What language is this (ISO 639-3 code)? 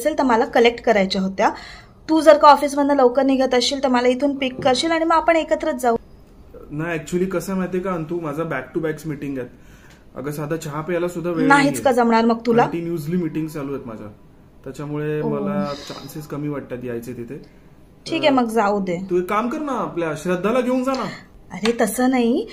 mar